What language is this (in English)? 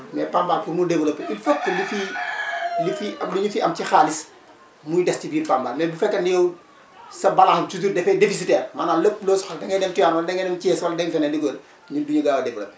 Wolof